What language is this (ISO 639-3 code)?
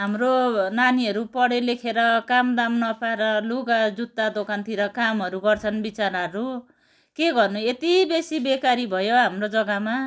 nep